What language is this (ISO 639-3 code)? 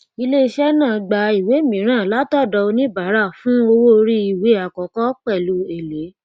yor